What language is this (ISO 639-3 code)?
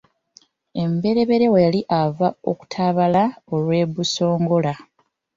lug